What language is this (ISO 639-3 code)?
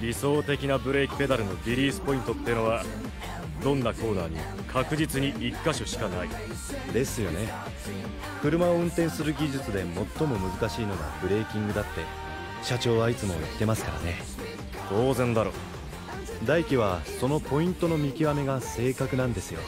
jpn